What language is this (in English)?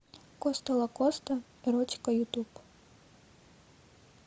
Russian